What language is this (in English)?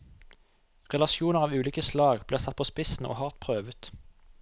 Norwegian